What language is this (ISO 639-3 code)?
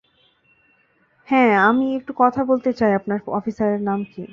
ben